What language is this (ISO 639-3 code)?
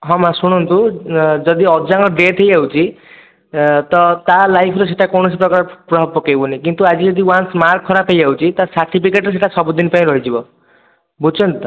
ori